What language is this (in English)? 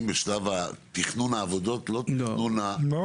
Hebrew